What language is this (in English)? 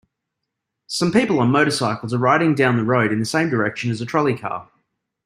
English